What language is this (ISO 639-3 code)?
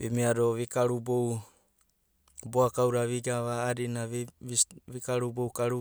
kbt